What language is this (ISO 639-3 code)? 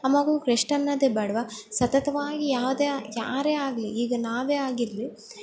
kan